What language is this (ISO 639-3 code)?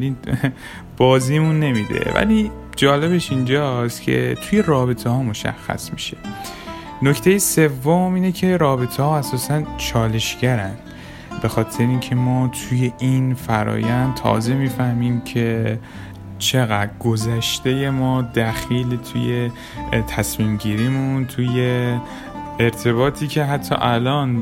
fas